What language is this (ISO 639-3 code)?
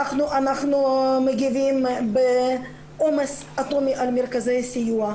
heb